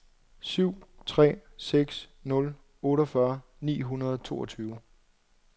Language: Danish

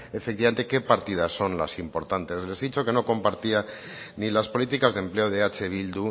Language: Spanish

